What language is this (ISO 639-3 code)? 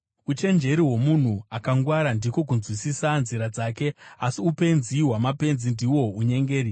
sna